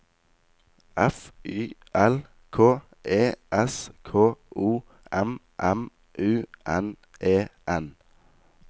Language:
Norwegian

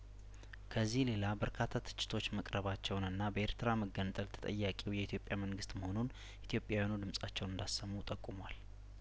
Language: Amharic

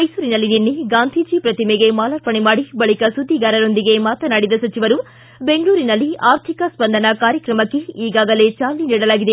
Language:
Kannada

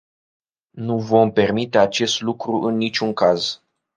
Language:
Romanian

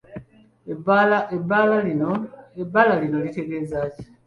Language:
Ganda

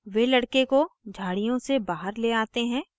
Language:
Hindi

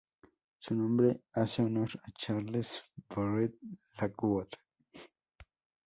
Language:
Spanish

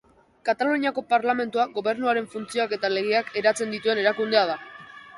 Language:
Basque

